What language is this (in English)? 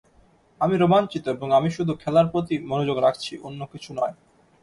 Bangla